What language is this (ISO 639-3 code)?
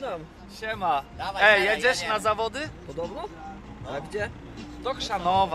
pol